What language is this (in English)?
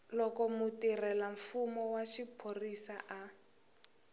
Tsonga